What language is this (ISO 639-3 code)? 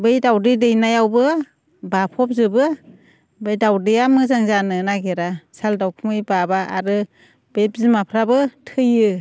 brx